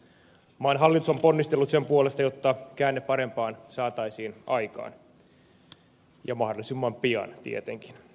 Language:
Finnish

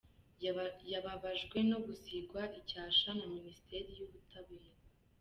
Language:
Kinyarwanda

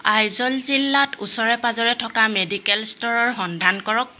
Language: Assamese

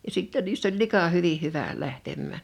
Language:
Finnish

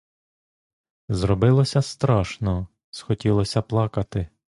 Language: Ukrainian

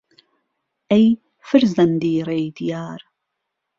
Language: Central Kurdish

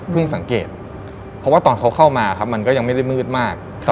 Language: Thai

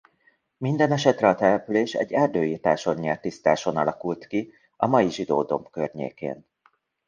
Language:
Hungarian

